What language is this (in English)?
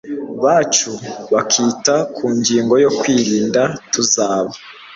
Kinyarwanda